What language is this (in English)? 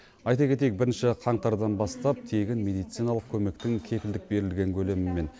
Kazakh